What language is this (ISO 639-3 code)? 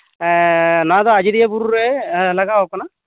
sat